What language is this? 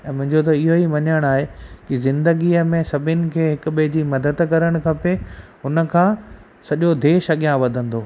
Sindhi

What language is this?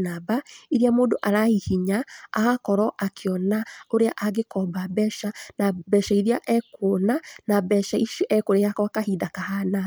Kikuyu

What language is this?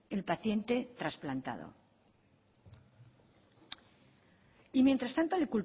Spanish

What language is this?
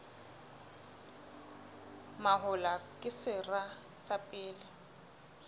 Southern Sotho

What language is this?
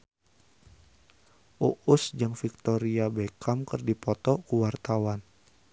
Sundanese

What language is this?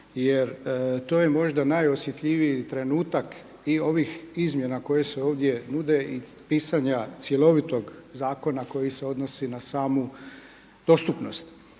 Croatian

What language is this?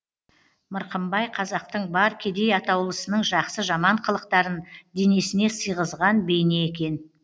Kazakh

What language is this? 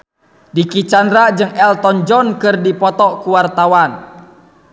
Sundanese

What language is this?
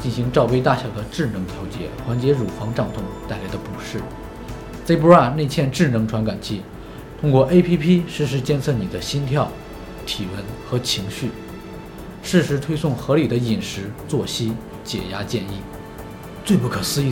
Chinese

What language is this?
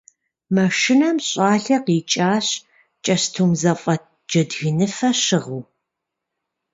Kabardian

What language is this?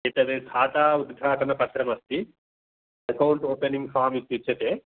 Sanskrit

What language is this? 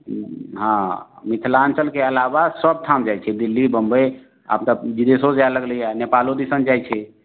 Maithili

